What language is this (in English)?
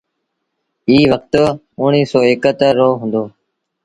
Sindhi Bhil